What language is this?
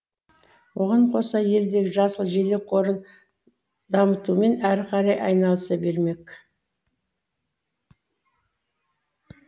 Kazakh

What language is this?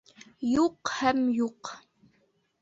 Bashkir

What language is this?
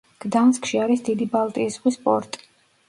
Georgian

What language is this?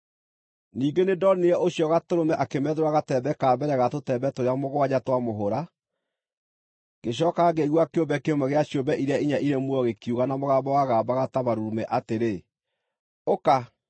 Kikuyu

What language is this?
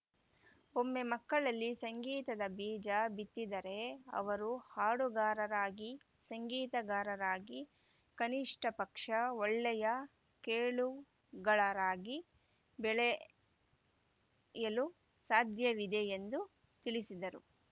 Kannada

